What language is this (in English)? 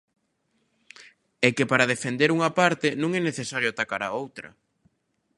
Galician